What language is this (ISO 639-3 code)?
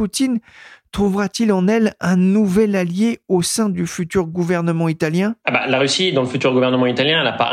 fra